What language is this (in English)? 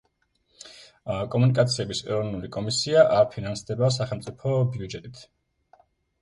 Georgian